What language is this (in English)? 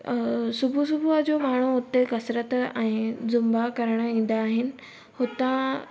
Sindhi